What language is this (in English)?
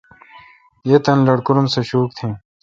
Kalkoti